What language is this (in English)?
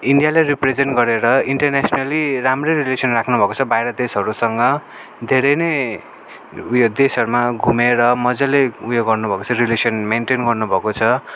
Nepali